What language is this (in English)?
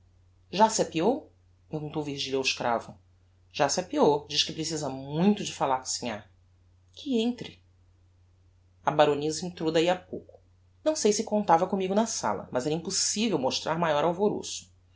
Portuguese